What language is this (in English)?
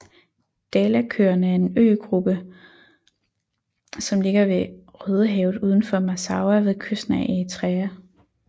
Danish